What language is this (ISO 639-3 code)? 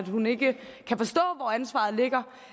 dan